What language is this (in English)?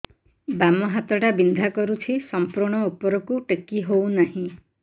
Odia